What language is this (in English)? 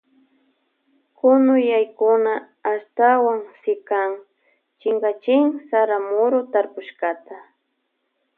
Loja Highland Quichua